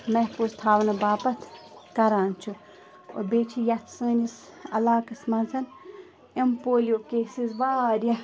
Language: Kashmiri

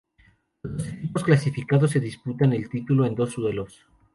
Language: Spanish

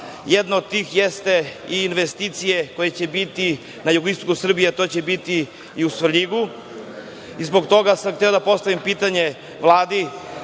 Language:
Serbian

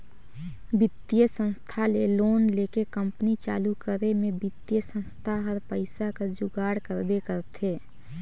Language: Chhattisgarhi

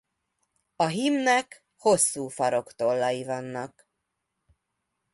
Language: Hungarian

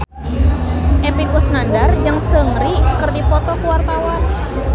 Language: Sundanese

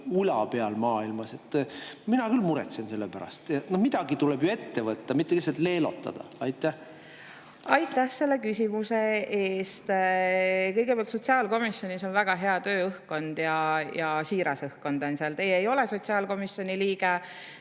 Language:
Estonian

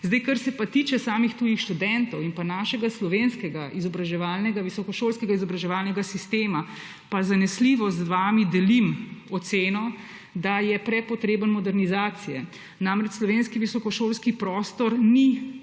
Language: Slovenian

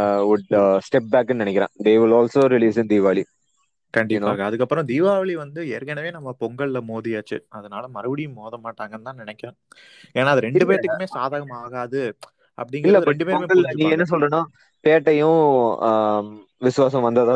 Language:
Tamil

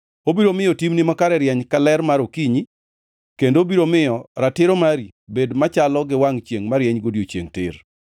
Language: Luo (Kenya and Tanzania)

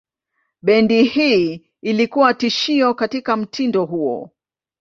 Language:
Swahili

